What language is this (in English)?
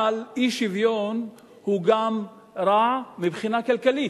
Hebrew